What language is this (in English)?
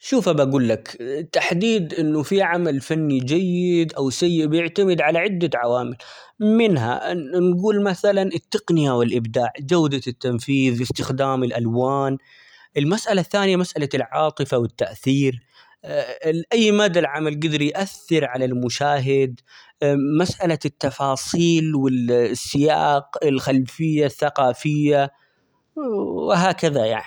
Omani Arabic